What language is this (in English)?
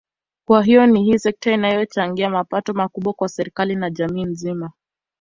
Swahili